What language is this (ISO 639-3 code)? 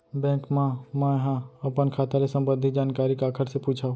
hne